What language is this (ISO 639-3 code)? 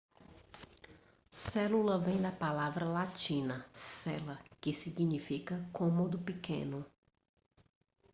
por